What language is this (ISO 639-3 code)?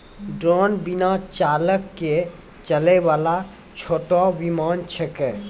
mai